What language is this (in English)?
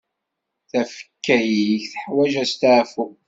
Kabyle